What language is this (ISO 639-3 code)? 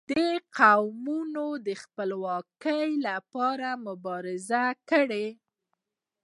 pus